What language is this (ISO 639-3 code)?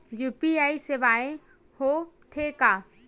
hne